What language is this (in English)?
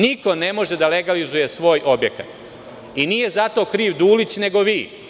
Serbian